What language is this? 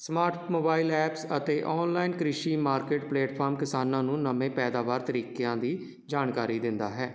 Punjabi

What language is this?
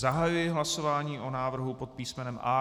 Czech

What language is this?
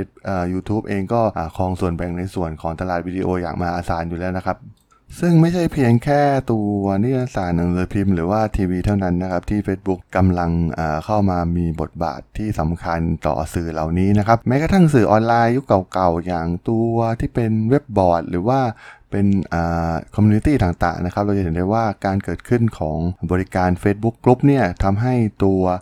Thai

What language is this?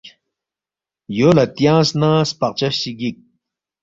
Balti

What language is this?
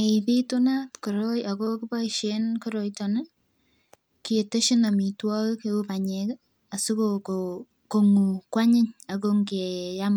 Kalenjin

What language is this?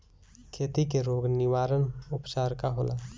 Bhojpuri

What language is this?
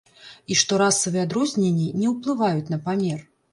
Belarusian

